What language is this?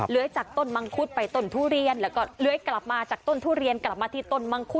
Thai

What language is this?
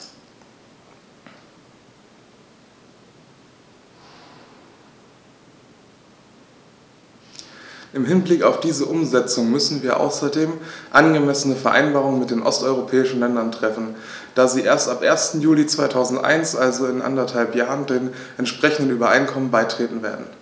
German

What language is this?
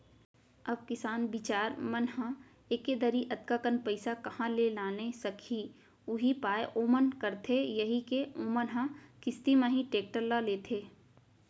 Chhattisgarhi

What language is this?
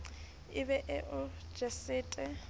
Southern Sotho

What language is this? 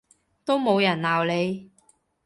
Cantonese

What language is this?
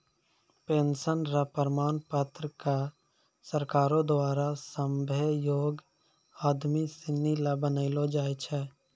Maithili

